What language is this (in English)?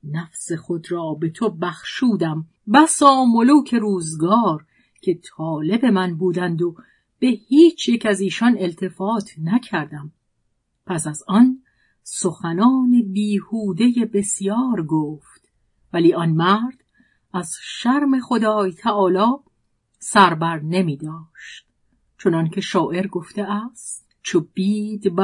Persian